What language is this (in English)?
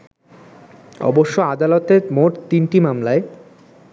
Bangla